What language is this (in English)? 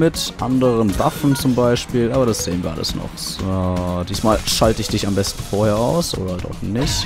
German